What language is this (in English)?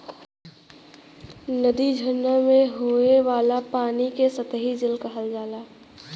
Bhojpuri